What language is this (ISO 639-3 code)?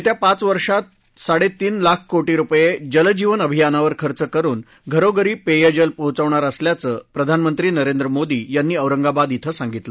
mar